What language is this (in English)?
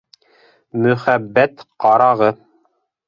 Bashkir